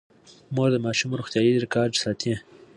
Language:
Pashto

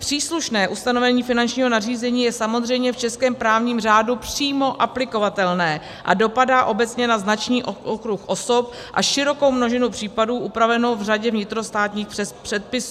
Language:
Czech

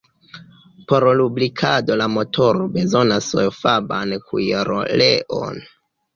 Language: Esperanto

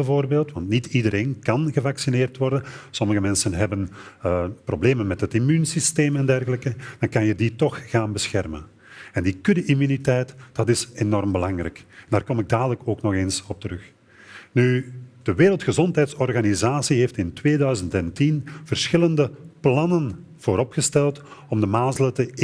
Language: Dutch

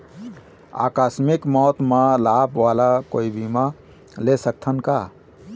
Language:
Chhattisgarhi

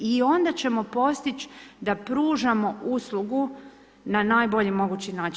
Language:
Croatian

